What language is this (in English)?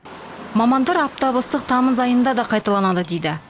Kazakh